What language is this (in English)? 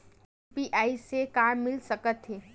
Chhattisgarhi